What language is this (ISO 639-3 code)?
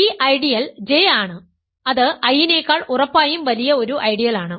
mal